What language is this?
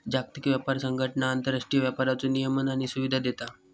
Marathi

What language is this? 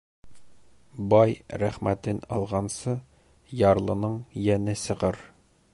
Bashkir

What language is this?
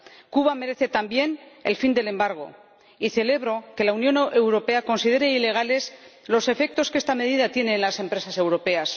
Spanish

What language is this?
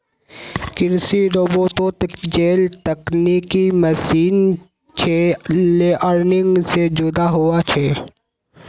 Magahi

